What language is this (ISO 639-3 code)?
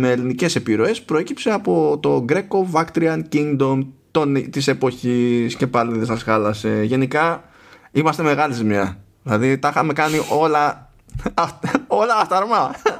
ell